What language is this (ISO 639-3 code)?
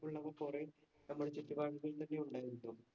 mal